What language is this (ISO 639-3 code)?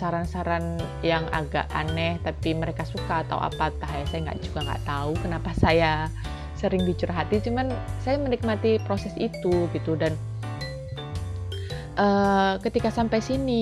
ind